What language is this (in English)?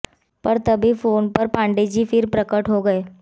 Hindi